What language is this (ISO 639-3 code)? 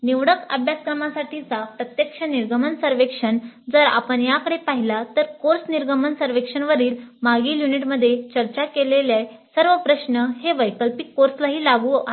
mar